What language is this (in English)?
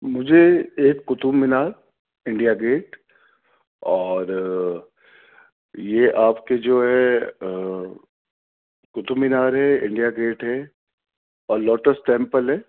Urdu